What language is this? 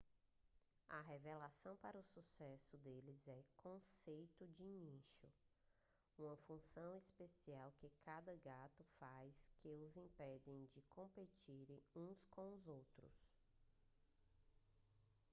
Portuguese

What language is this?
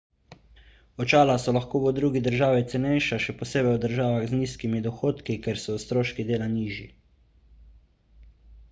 Slovenian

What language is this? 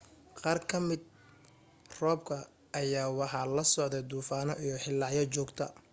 Somali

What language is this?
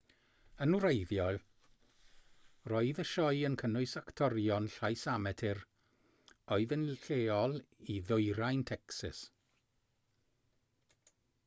Welsh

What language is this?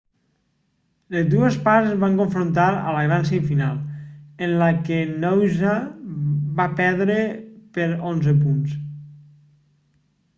Catalan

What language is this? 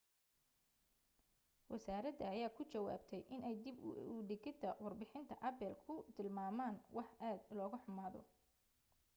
Somali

